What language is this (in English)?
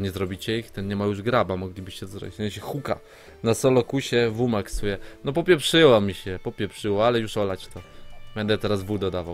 Polish